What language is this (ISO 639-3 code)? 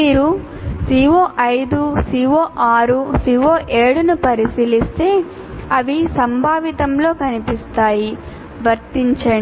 tel